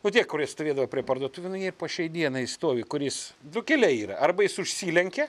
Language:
Lithuanian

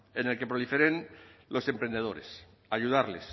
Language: Spanish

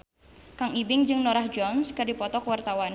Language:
Sundanese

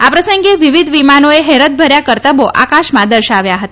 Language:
Gujarati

